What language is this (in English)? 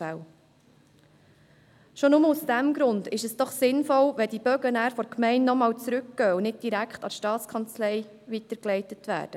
Swiss German